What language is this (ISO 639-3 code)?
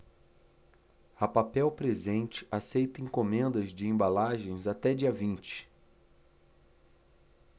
por